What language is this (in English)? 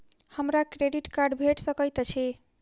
Maithili